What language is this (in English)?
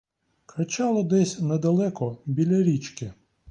Ukrainian